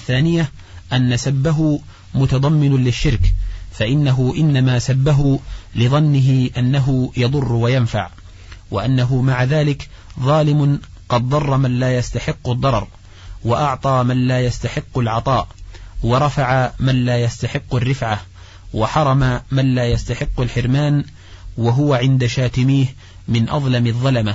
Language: Arabic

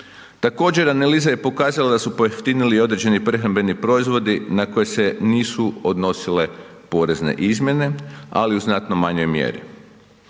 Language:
Croatian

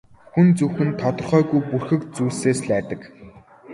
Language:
Mongolian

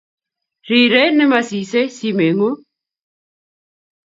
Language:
Kalenjin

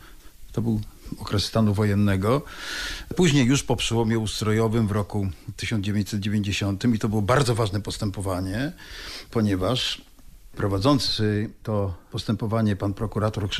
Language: Polish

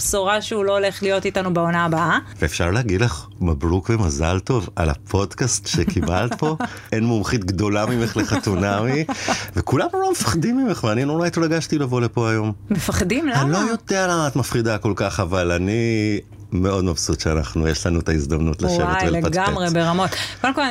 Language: Hebrew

